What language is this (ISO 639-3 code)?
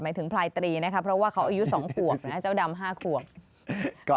tha